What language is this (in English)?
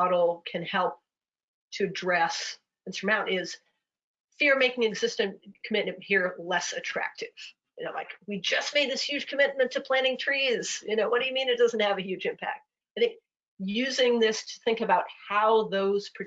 English